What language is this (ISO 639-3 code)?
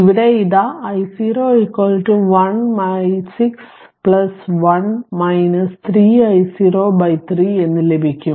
mal